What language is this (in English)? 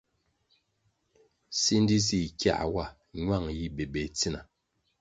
Kwasio